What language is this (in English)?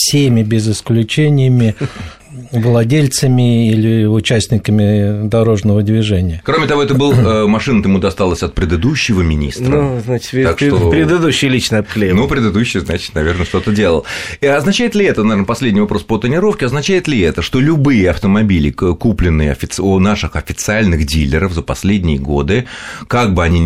Russian